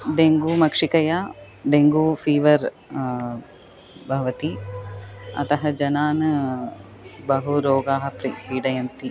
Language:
Sanskrit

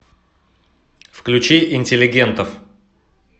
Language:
Russian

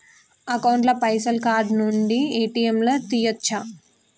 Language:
Telugu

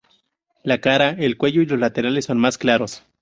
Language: Spanish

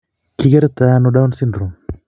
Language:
Kalenjin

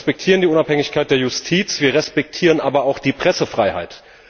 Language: German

